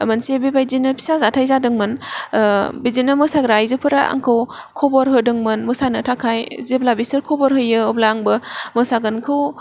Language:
Bodo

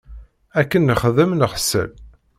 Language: Kabyle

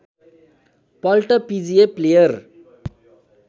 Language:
Nepali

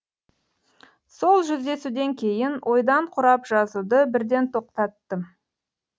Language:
Kazakh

